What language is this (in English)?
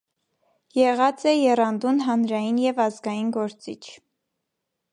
Armenian